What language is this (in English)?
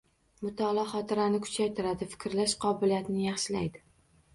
Uzbek